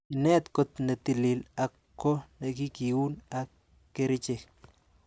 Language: Kalenjin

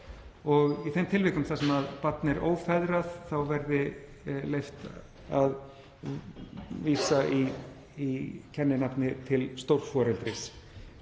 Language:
Icelandic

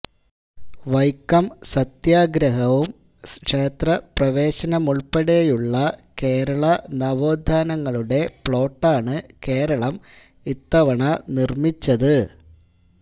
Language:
Malayalam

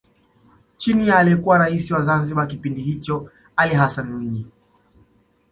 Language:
Swahili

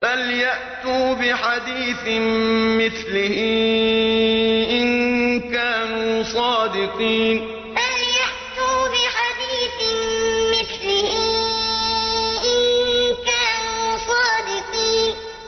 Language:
Arabic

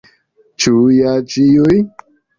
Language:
Esperanto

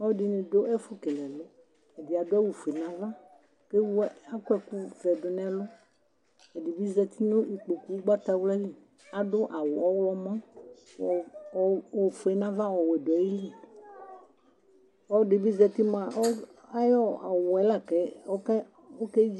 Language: Ikposo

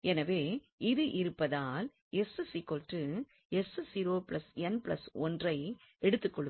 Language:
Tamil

